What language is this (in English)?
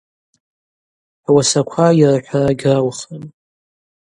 Abaza